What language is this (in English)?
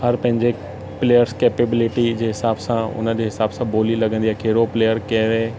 Sindhi